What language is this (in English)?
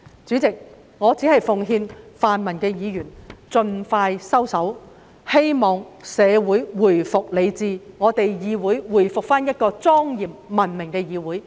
Cantonese